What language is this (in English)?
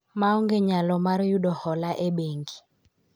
Luo (Kenya and Tanzania)